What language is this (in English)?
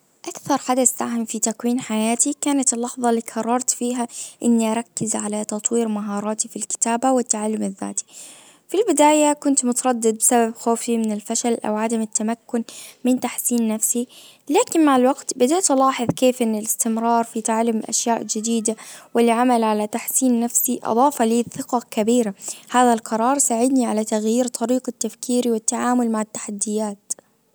Najdi Arabic